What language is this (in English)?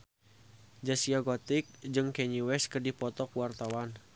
Sundanese